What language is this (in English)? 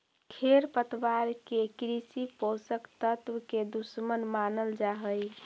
Magahi